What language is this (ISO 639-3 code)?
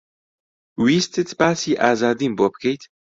ckb